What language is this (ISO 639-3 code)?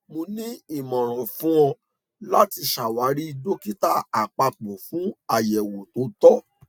yor